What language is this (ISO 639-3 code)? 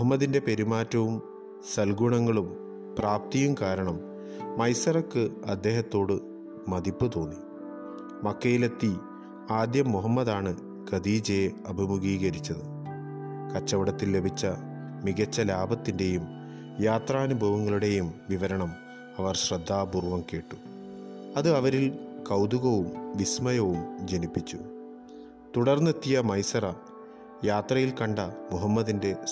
mal